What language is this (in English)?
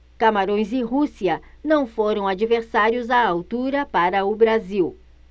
Portuguese